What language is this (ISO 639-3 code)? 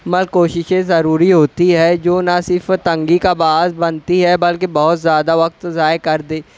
urd